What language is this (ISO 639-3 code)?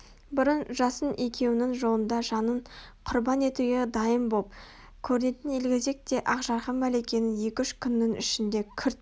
kaz